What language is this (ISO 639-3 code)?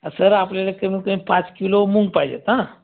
mar